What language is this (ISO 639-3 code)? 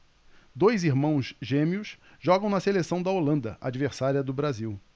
por